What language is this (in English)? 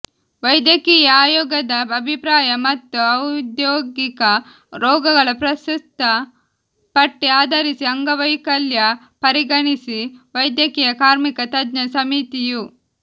Kannada